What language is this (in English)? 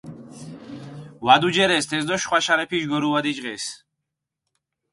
Mingrelian